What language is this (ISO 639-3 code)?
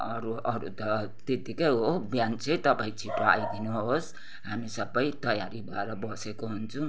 nep